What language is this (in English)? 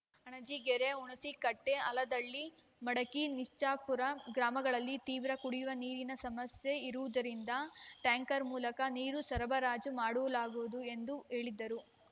Kannada